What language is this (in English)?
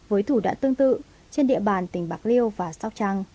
Vietnamese